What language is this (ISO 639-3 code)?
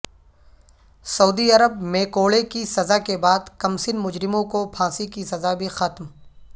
urd